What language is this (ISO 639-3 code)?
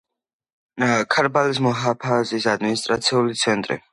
kat